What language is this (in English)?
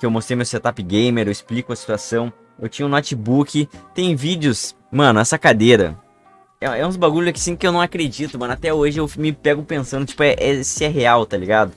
Portuguese